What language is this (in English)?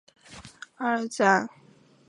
Chinese